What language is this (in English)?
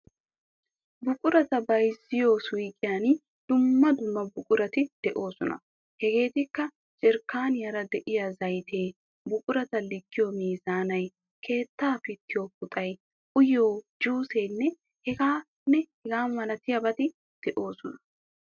Wolaytta